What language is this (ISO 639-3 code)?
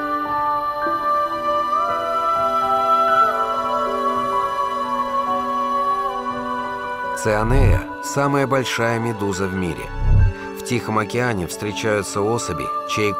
rus